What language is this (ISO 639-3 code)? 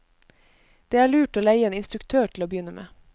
nor